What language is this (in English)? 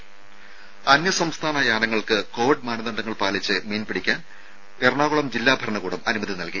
Malayalam